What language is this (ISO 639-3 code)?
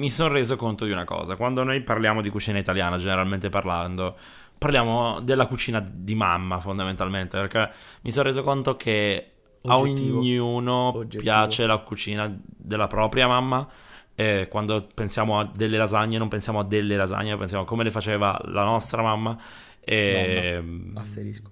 ita